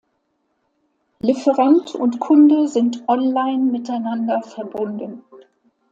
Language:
German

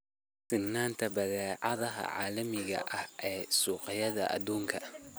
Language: Somali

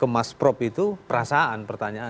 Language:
Indonesian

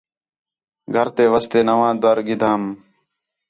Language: Khetrani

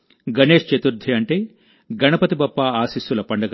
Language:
Telugu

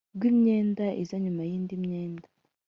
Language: Kinyarwanda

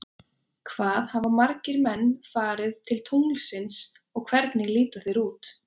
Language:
Icelandic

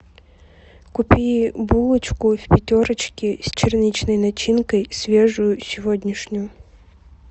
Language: Russian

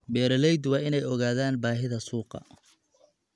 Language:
Somali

